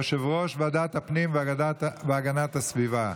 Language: Hebrew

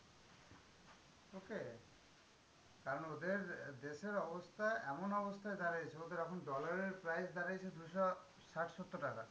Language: Bangla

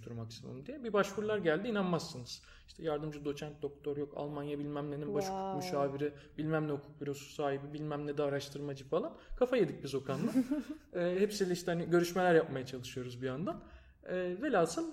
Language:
Turkish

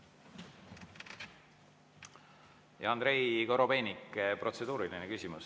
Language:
Estonian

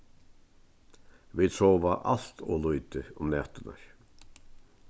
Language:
Faroese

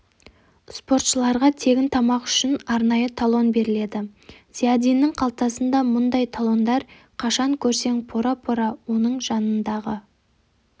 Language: Kazakh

